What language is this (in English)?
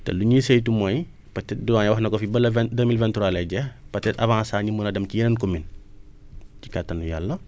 Wolof